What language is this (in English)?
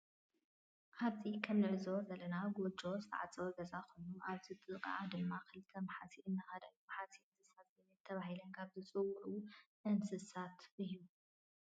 Tigrinya